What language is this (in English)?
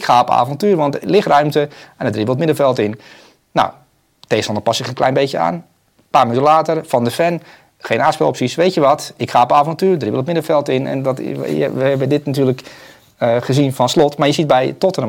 Dutch